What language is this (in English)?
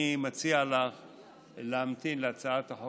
Hebrew